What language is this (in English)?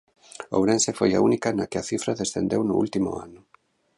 Galician